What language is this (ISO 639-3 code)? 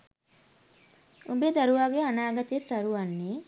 sin